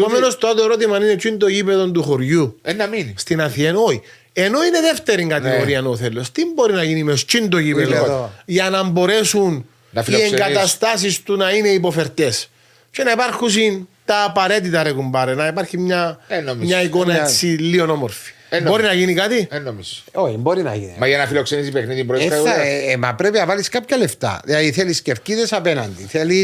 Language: Greek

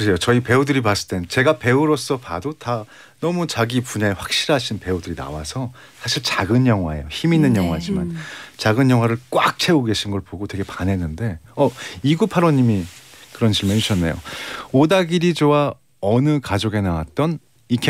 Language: Korean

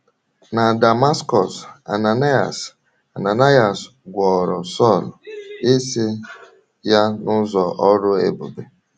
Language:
Igbo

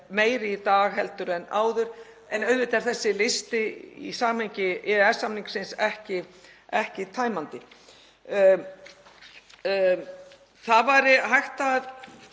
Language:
Icelandic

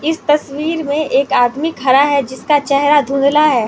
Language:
Hindi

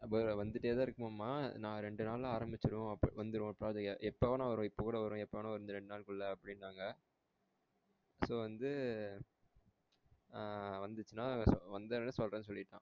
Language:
Tamil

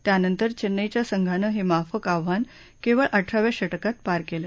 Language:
Marathi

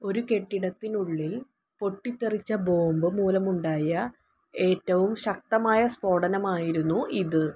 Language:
Malayalam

